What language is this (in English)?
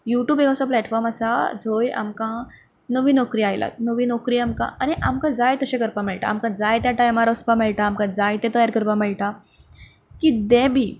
Konkani